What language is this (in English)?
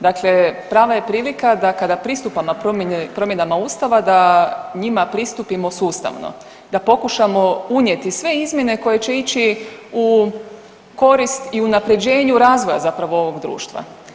Croatian